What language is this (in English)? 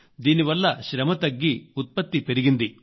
Telugu